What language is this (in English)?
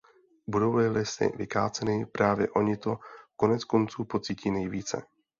Czech